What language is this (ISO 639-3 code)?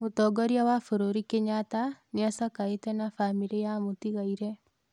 kik